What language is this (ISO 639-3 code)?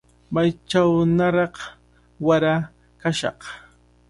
qvl